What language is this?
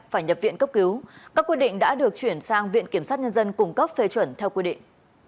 Vietnamese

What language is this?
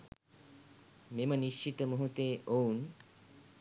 Sinhala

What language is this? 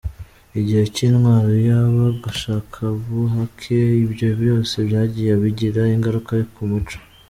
Kinyarwanda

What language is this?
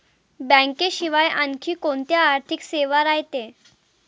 Marathi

